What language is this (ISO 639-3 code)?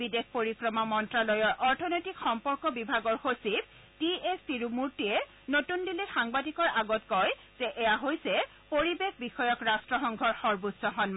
asm